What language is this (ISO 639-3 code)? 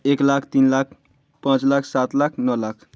mai